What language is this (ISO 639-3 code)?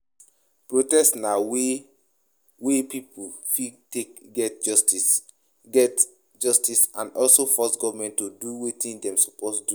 pcm